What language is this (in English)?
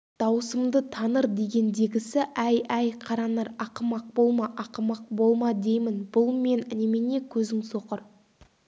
Kazakh